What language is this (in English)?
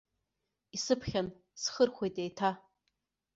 Abkhazian